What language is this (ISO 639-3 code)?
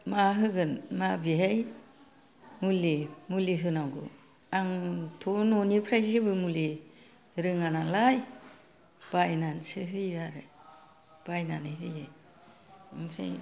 brx